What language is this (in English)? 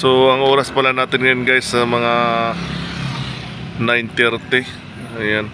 Filipino